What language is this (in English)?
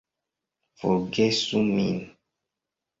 Esperanto